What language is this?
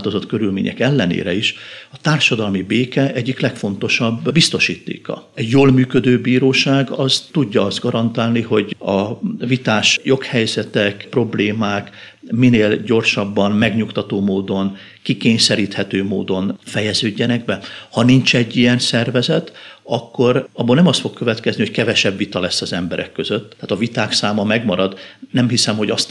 Hungarian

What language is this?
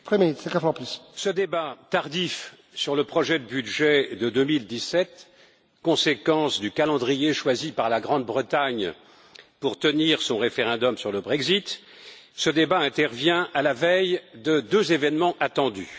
French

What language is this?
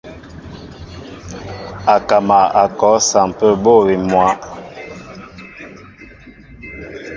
Mbo (Cameroon)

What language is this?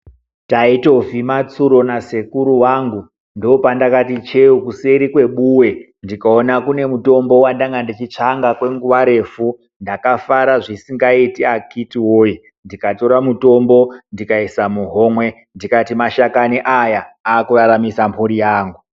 Ndau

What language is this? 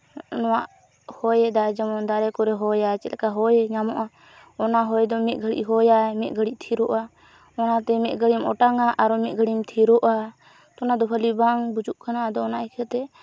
Santali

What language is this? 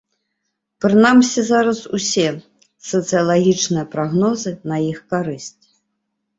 Belarusian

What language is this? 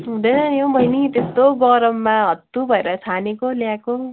Nepali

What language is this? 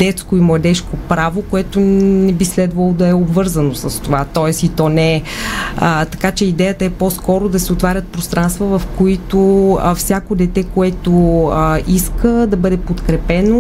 Bulgarian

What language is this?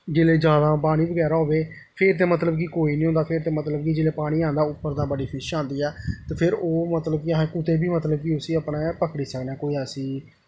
Dogri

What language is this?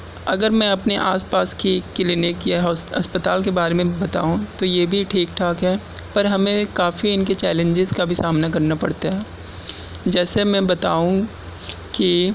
Urdu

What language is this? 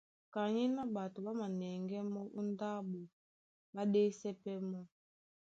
Duala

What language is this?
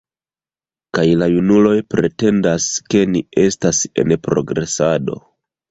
Esperanto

